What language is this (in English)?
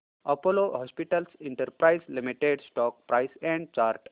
Marathi